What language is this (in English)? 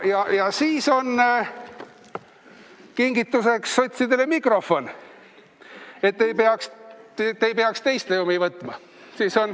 Estonian